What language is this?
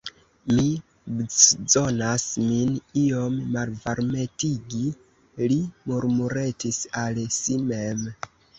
Esperanto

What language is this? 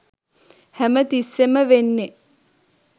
Sinhala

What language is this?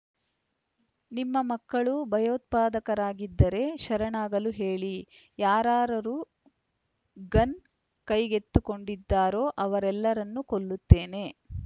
Kannada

